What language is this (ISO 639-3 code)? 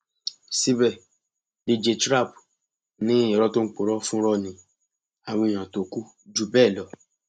yor